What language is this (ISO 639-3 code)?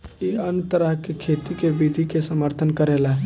bho